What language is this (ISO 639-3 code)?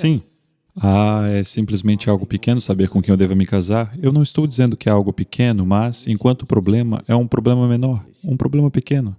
por